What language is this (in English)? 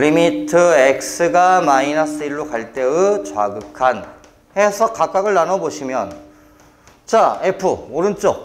Korean